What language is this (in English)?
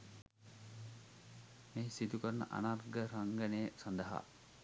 Sinhala